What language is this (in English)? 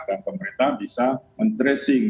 Indonesian